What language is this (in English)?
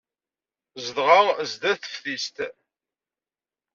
Kabyle